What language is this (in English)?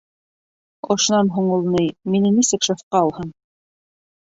Bashkir